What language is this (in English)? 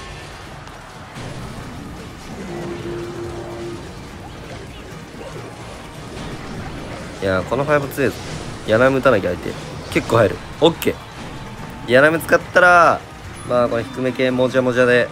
Japanese